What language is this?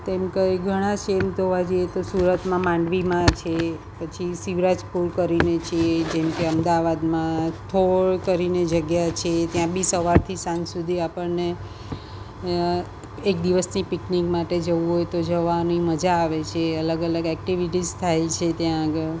Gujarati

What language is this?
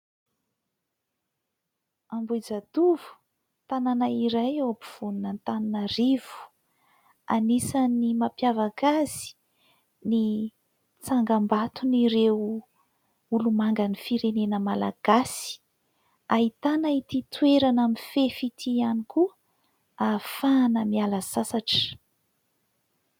Malagasy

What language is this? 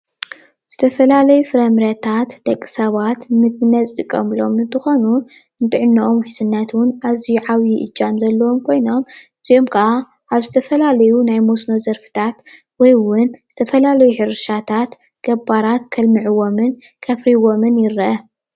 Tigrinya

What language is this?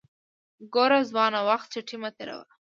Pashto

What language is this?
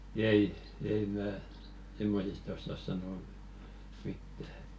Finnish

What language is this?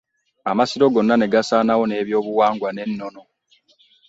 Ganda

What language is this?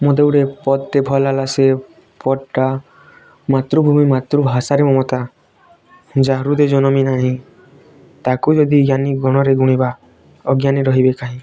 Odia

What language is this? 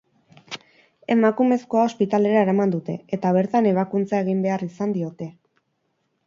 Basque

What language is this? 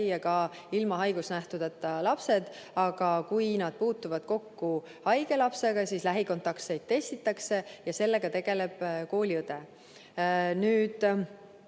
Estonian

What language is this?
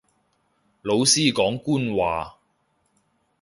Cantonese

